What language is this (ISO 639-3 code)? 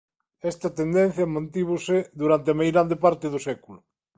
glg